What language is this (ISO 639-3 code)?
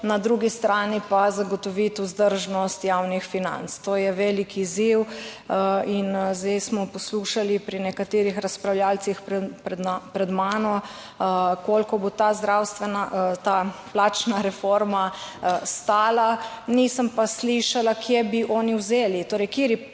slv